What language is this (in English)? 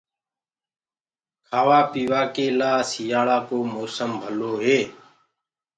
Gurgula